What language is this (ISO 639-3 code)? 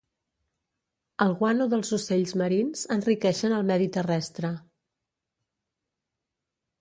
cat